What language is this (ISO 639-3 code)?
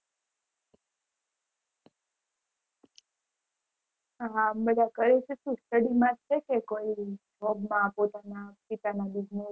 guj